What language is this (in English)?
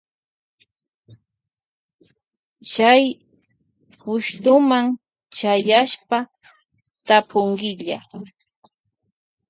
Loja Highland Quichua